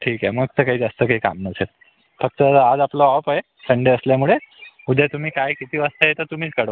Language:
Marathi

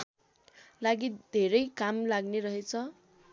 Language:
Nepali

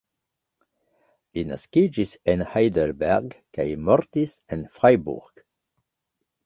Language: Esperanto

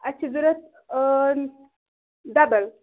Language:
Kashmiri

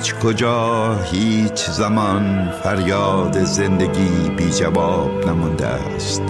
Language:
Persian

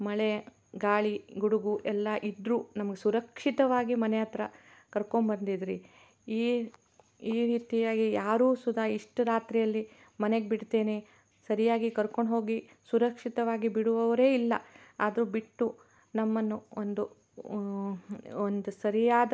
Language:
Kannada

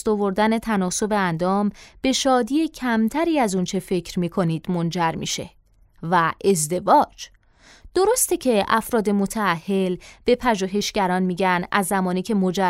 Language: Persian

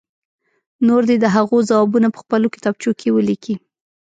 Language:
Pashto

